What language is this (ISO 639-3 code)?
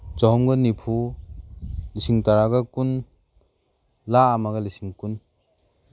mni